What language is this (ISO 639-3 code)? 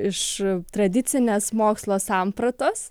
lit